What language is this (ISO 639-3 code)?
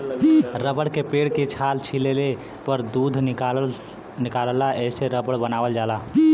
bho